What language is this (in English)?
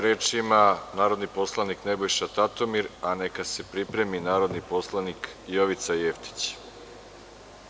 Serbian